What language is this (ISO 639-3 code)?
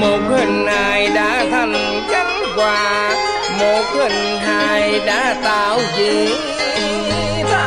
vie